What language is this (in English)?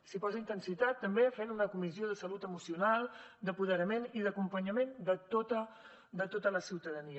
Catalan